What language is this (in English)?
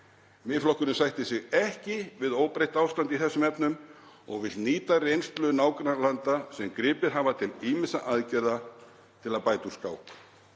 Icelandic